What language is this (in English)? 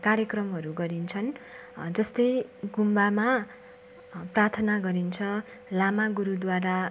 Nepali